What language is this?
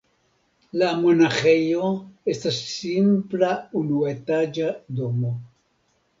Esperanto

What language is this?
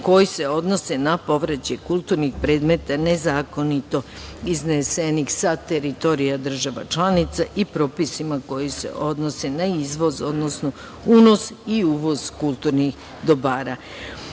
Serbian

